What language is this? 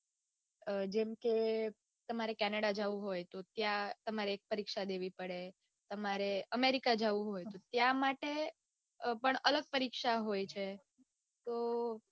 Gujarati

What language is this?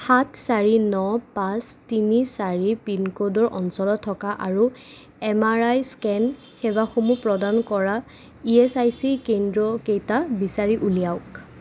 Assamese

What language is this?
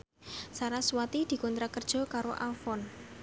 Javanese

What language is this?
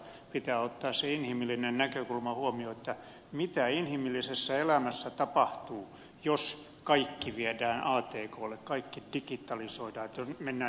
Finnish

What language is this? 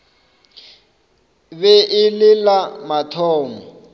Northern Sotho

